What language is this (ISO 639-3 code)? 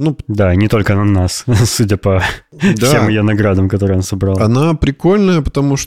rus